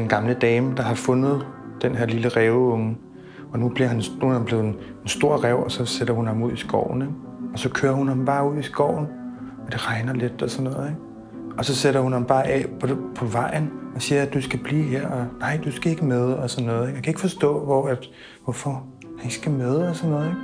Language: Danish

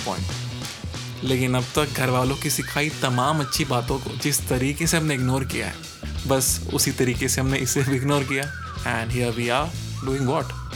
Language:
Hindi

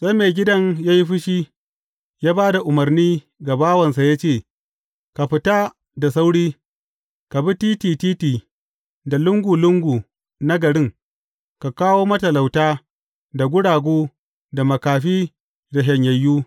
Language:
Hausa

